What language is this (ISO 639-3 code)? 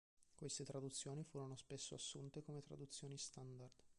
ita